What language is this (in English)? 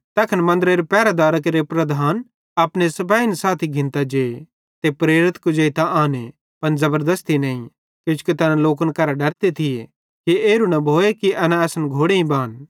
Bhadrawahi